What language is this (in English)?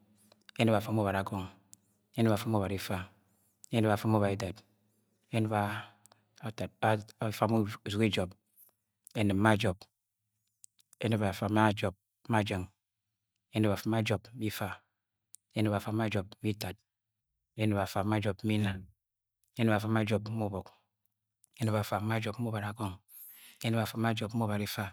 Agwagwune